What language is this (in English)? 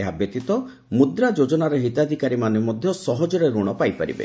Odia